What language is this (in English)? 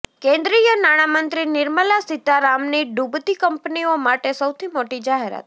Gujarati